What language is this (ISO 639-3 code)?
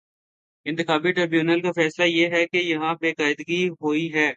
urd